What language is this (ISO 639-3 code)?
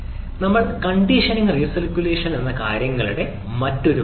mal